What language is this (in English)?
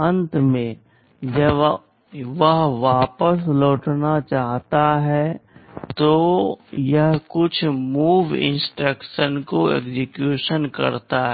Hindi